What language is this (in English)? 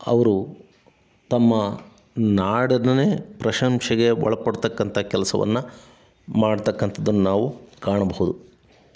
Kannada